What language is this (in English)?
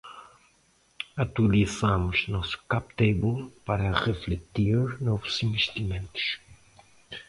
Portuguese